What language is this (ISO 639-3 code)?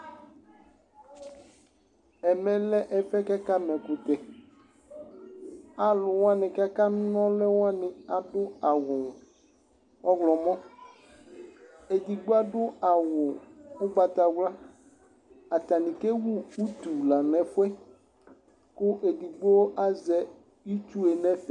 kpo